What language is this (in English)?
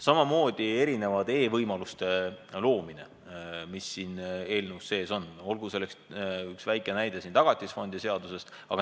Estonian